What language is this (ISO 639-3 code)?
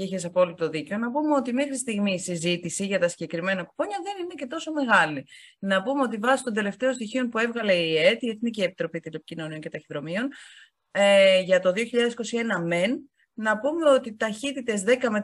ell